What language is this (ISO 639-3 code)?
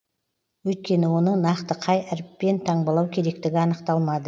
kaz